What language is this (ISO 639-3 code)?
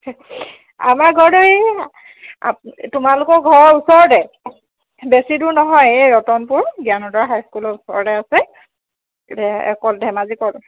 asm